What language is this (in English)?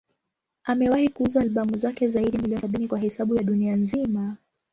Swahili